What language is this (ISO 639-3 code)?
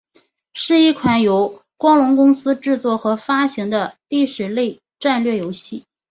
zho